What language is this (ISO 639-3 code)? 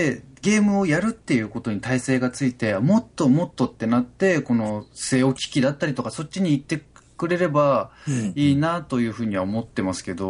jpn